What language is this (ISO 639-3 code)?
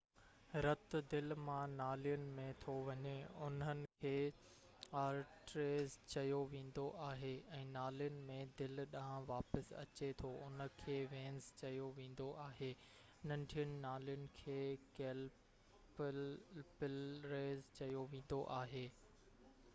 snd